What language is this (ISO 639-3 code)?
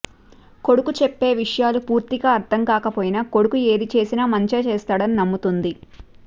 tel